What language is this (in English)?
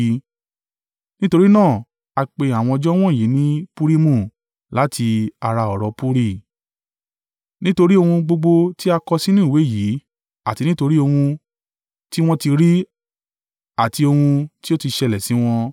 Yoruba